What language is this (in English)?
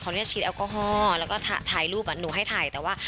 Thai